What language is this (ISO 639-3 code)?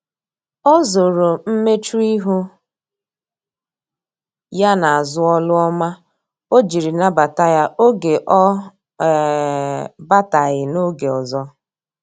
ibo